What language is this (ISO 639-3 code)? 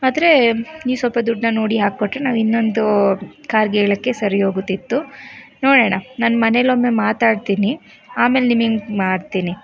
kan